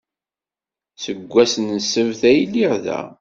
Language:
Kabyle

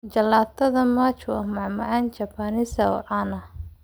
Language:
Somali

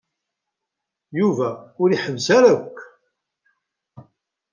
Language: Kabyle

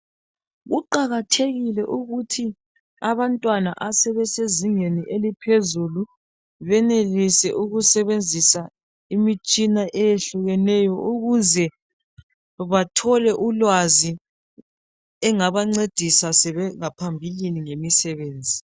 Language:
North Ndebele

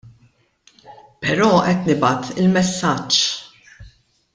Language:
Maltese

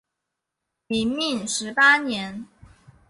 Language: Chinese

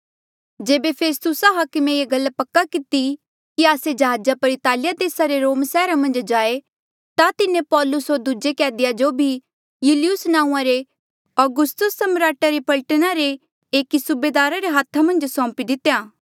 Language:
Mandeali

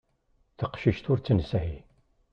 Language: Kabyle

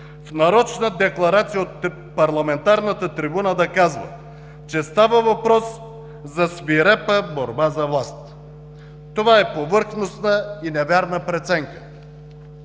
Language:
Bulgarian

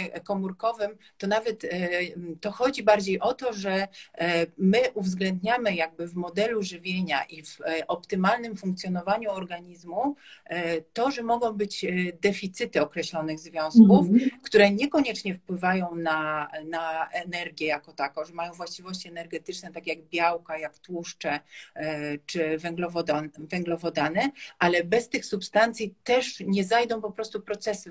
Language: Polish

